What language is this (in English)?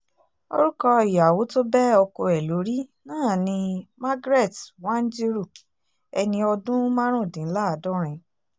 Yoruba